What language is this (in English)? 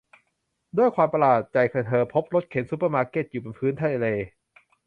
Thai